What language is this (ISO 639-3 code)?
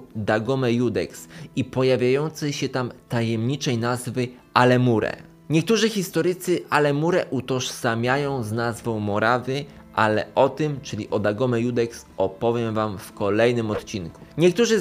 pol